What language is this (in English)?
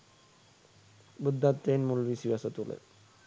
Sinhala